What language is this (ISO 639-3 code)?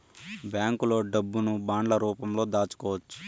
tel